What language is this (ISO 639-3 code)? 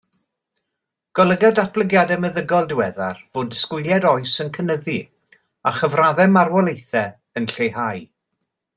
cym